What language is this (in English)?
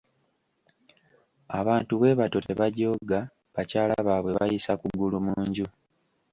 Ganda